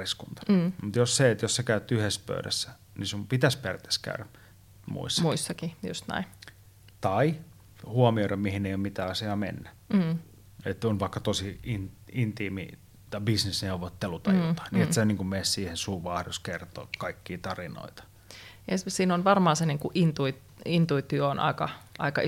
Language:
Finnish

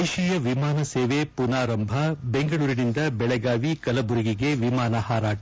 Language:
Kannada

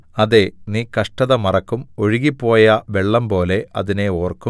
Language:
Malayalam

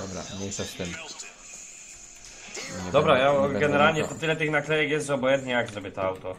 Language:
Polish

